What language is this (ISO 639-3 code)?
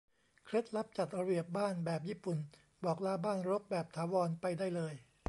tha